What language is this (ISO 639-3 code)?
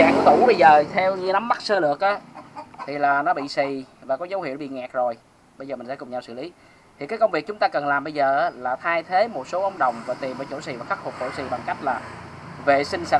vie